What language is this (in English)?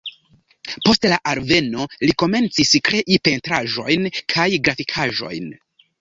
Esperanto